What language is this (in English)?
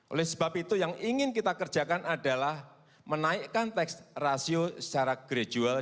Indonesian